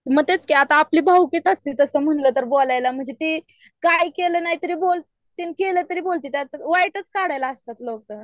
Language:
Marathi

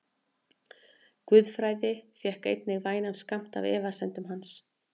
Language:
Icelandic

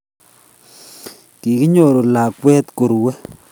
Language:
Kalenjin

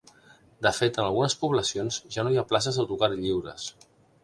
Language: Catalan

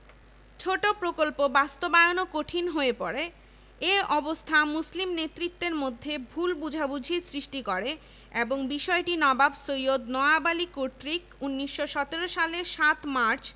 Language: Bangla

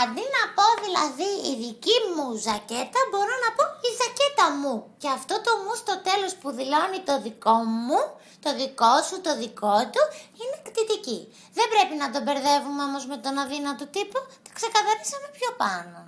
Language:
Greek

